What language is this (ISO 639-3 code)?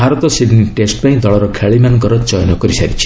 ori